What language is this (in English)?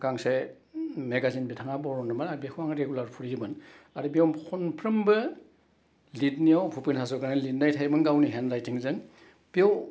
Bodo